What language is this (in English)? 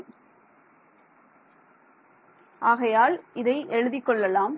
Tamil